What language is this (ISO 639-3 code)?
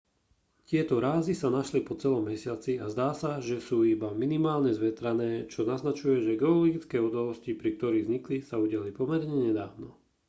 slk